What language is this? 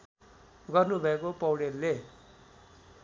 Nepali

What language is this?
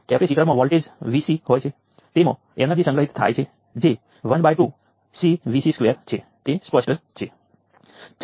Gujarati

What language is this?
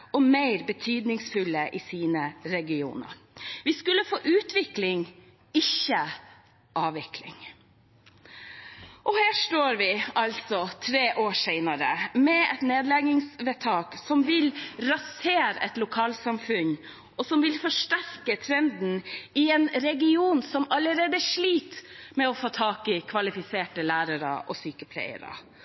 Norwegian Bokmål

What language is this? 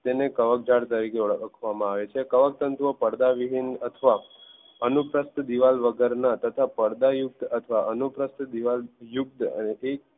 Gujarati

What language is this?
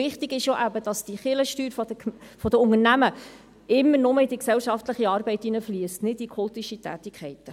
Swiss German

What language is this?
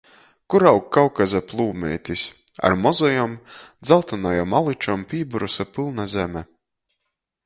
Latgalian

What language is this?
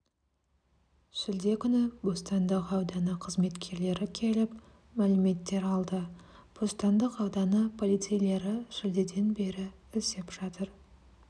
Kazakh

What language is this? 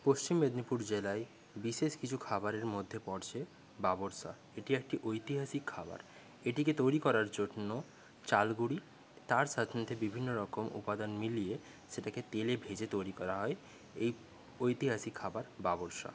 Bangla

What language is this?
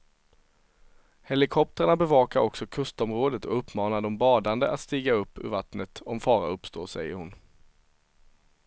Swedish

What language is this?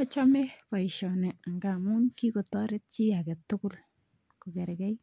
Kalenjin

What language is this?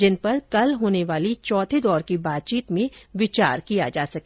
Hindi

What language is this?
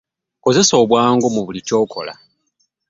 Ganda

